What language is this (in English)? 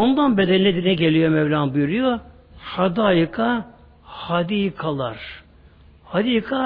Turkish